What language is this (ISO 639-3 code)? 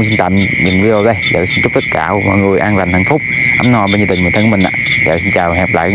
vie